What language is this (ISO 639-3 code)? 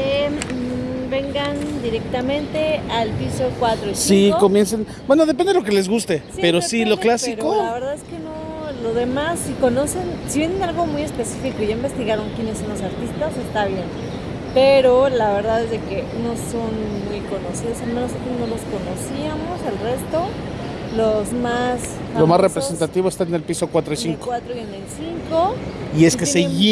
spa